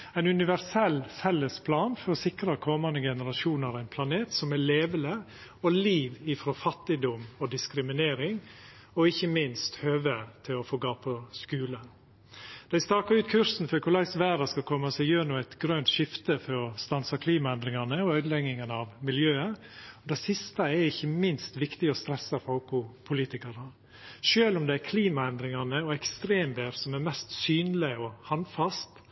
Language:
Norwegian Nynorsk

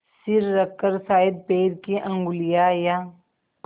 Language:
Hindi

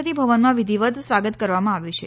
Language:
Gujarati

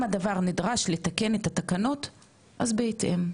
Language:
Hebrew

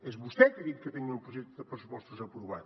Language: Catalan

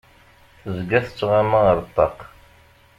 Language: Kabyle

